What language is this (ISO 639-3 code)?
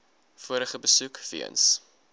afr